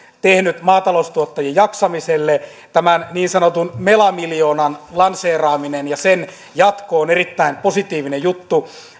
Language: Finnish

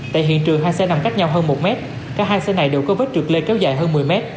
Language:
Vietnamese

